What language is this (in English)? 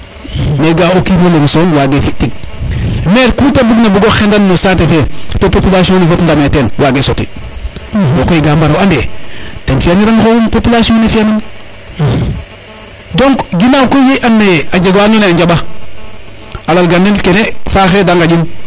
Serer